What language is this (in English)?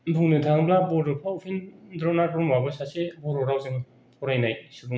Bodo